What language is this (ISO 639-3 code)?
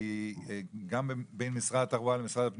heb